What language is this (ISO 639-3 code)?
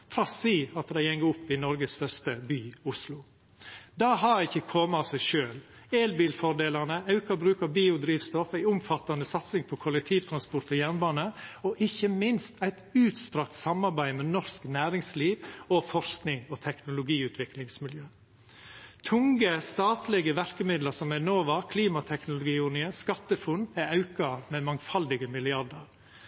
nno